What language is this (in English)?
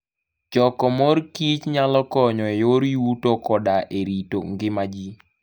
Luo (Kenya and Tanzania)